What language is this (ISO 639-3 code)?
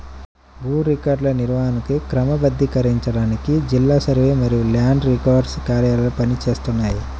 tel